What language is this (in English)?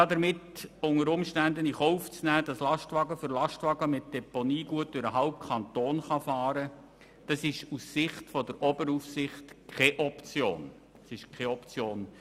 Swiss German